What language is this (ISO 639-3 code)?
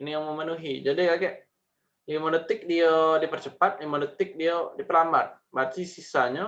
ind